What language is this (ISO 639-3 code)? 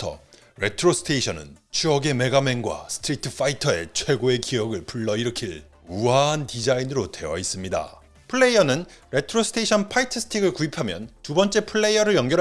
kor